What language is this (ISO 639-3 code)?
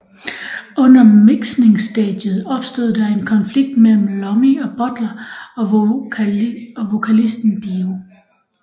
dan